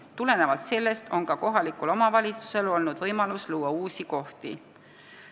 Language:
Estonian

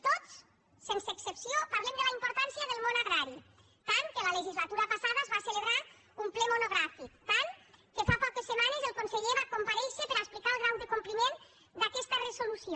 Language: Catalan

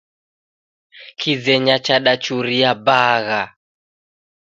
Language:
Taita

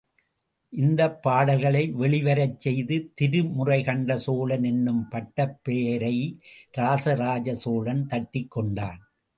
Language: Tamil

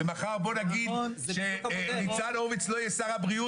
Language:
Hebrew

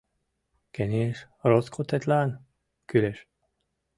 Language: Mari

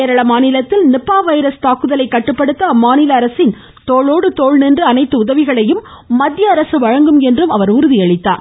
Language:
Tamil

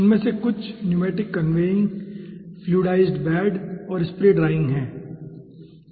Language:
Hindi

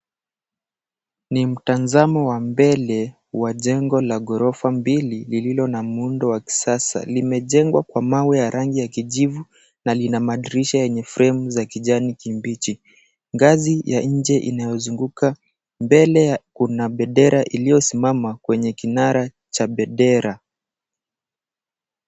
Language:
Swahili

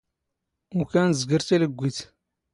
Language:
Standard Moroccan Tamazight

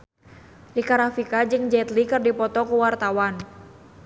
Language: Sundanese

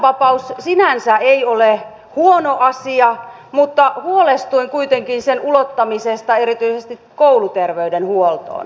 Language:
Finnish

